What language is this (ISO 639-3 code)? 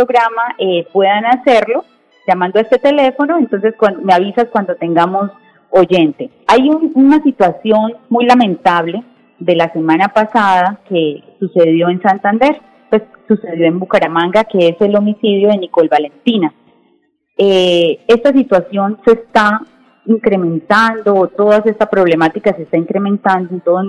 spa